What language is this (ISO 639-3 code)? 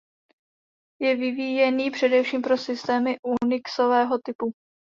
ces